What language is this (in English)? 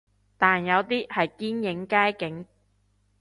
Cantonese